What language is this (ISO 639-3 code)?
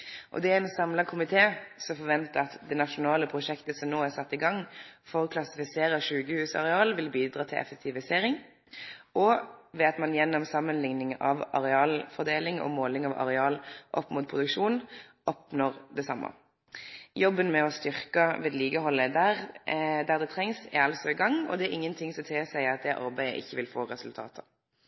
nno